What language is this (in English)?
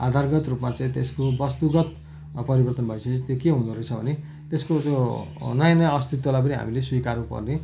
Nepali